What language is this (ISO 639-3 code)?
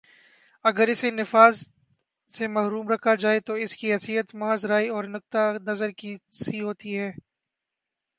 urd